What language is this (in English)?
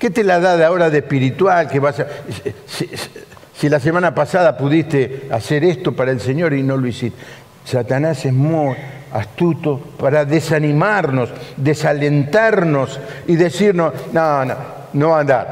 Spanish